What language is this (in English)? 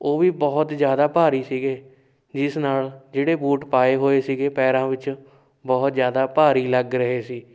Punjabi